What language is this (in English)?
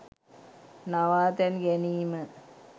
Sinhala